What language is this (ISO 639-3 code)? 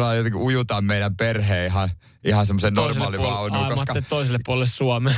fin